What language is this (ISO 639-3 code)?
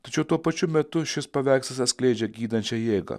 lit